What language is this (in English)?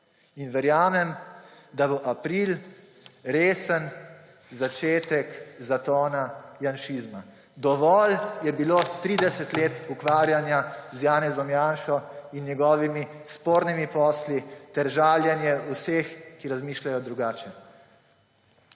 Slovenian